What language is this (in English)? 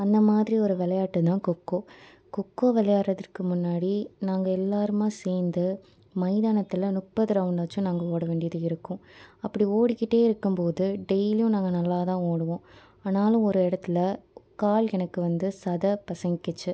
Tamil